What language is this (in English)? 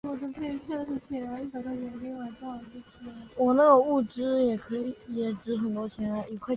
Chinese